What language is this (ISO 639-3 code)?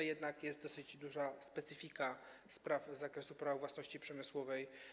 pol